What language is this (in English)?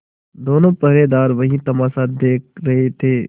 Hindi